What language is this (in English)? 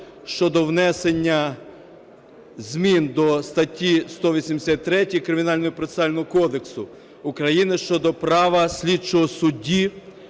Ukrainian